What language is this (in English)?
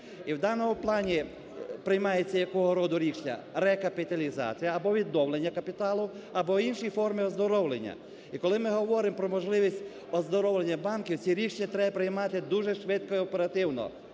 Ukrainian